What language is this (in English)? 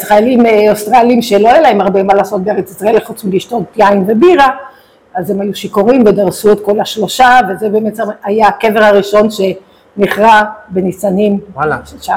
Hebrew